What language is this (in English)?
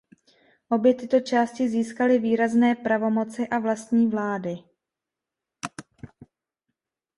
Czech